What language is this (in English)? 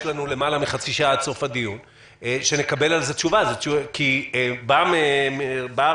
Hebrew